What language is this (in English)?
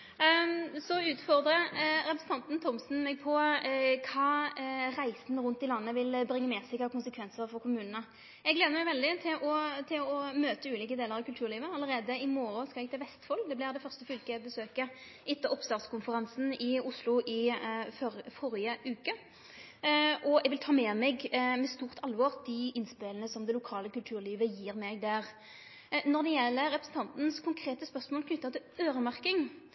Norwegian Nynorsk